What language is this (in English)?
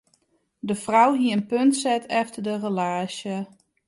Western Frisian